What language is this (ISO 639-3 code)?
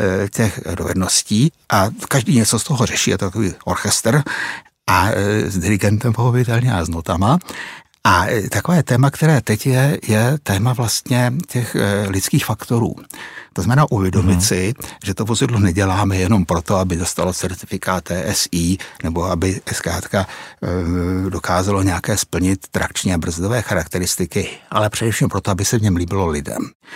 ces